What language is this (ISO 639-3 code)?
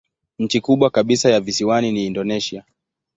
swa